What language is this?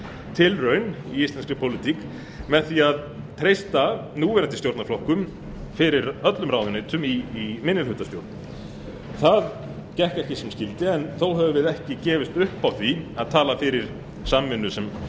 Icelandic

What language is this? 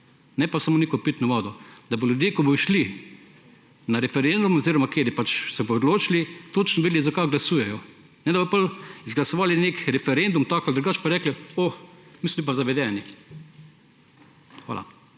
Slovenian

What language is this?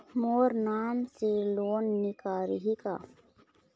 Chhattisgarhi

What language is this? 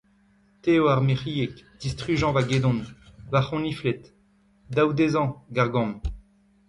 Breton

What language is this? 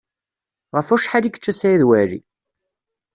Kabyle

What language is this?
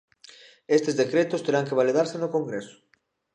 Galician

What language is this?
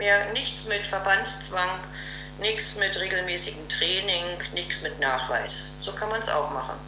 German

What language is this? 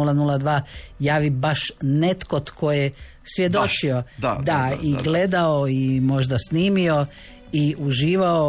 Croatian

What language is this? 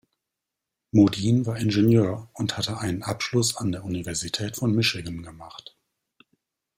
German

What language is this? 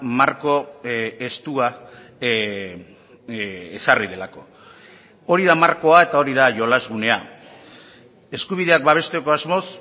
Basque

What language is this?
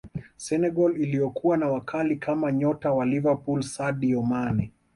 Swahili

